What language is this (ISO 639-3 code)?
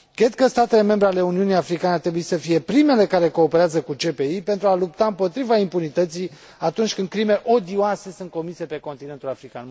ron